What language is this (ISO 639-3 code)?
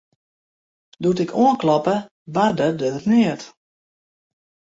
fry